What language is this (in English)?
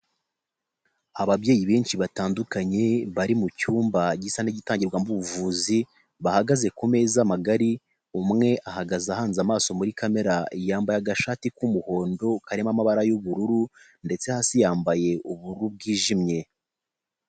Kinyarwanda